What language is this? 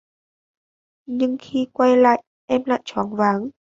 Vietnamese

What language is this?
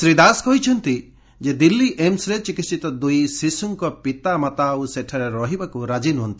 Odia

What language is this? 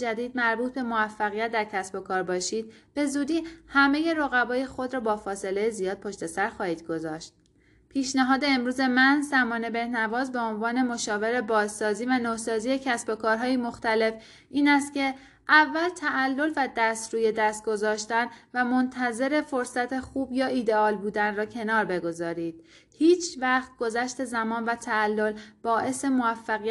Persian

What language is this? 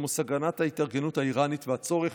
Hebrew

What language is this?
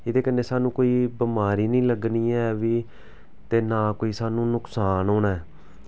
Dogri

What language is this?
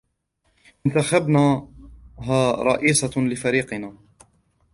Arabic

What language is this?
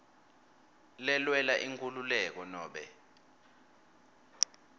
Swati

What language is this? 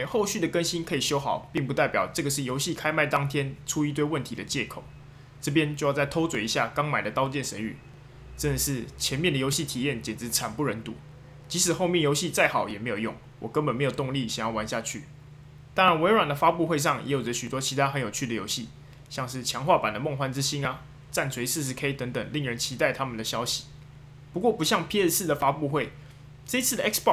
Chinese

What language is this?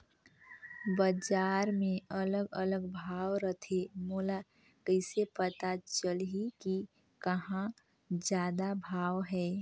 Chhattisgarhi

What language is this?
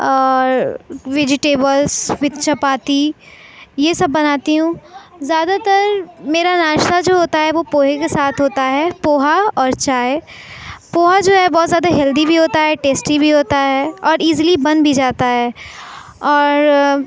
Urdu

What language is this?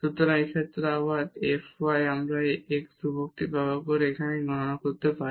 Bangla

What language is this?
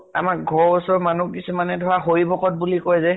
Assamese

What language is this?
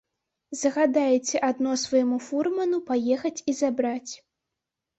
Belarusian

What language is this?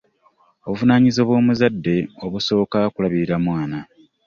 Ganda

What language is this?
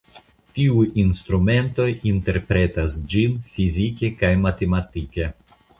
Esperanto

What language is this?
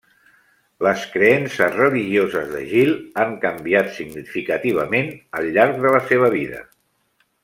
Catalan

